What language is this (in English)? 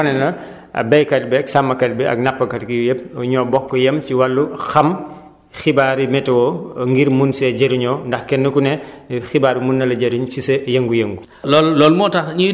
Wolof